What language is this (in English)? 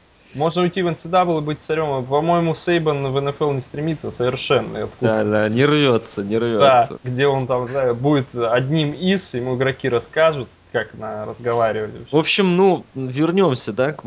Russian